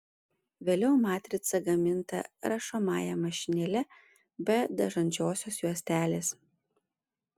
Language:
Lithuanian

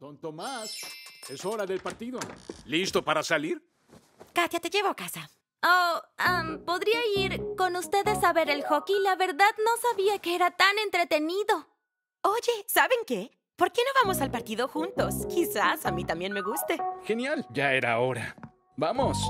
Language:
Spanish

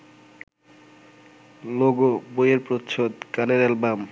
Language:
Bangla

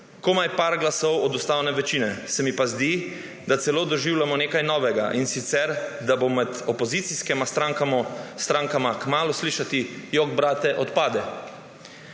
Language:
Slovenian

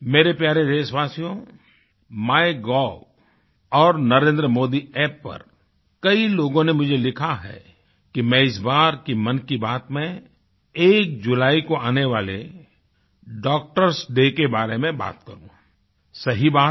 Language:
Hindi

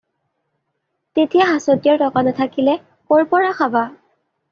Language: Assamese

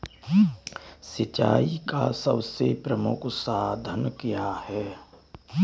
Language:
Hindi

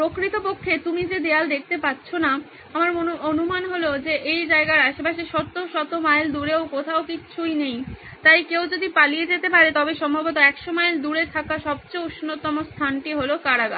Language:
Bangla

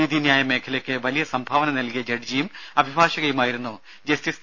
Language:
Malayalam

